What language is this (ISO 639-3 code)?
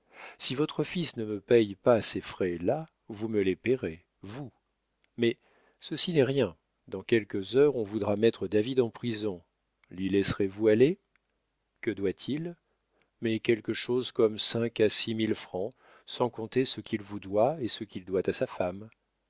fra